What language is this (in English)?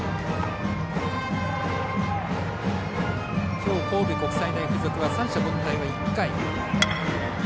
Japanese